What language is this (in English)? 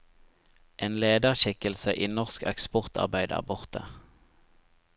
Norwegian